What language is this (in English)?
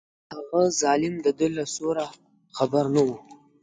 Pashto